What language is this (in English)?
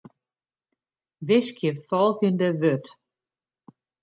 Western Frisian